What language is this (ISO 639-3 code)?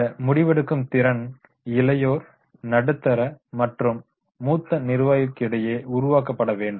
tam